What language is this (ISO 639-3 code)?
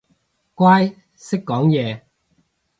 yue